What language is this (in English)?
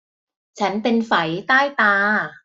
Thai